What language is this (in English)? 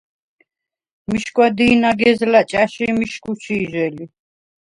Svan